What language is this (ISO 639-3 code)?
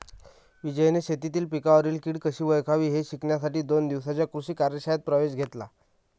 mar